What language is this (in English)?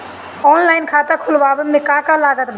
Bhojpuri